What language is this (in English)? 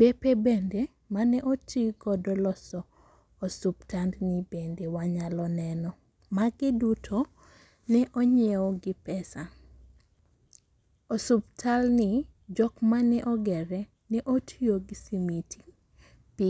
Luo (Kenya and Tanzania)